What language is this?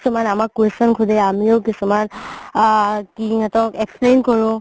Assamese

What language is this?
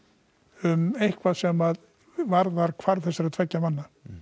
Icelandic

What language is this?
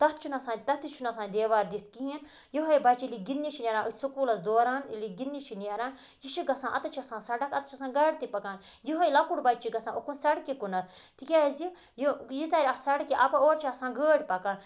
Kashmiri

